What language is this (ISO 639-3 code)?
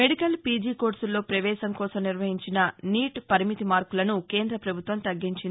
tel